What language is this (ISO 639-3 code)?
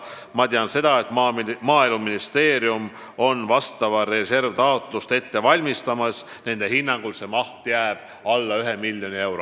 est